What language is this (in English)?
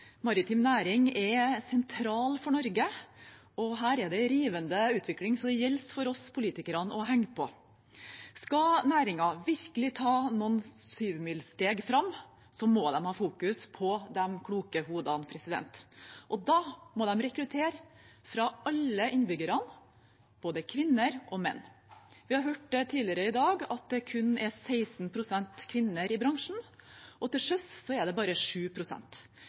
Norwegian Bokmål